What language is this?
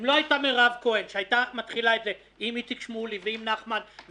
Hebrew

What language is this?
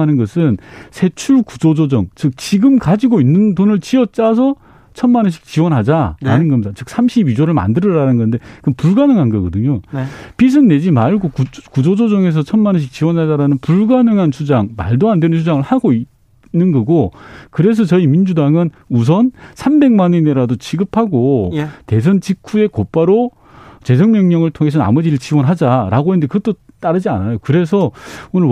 Korean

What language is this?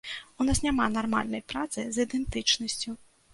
Belarusian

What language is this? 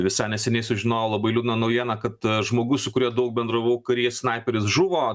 Lithuanian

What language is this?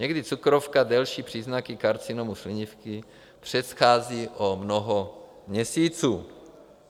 Czech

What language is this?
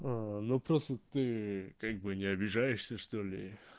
Russian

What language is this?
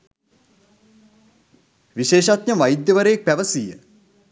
Sinhala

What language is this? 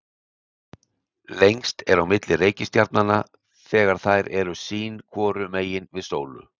Icelandic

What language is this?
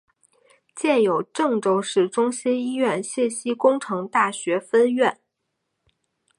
Chinese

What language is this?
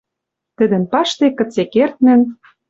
Western Mari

